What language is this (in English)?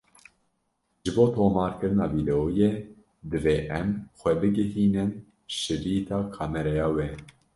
Kurdish